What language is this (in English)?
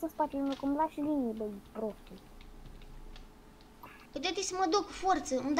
Romanian